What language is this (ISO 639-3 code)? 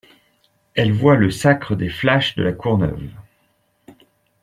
fra